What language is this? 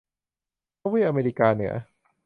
Thai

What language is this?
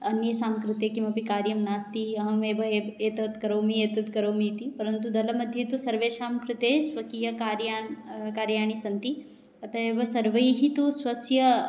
Sanskrit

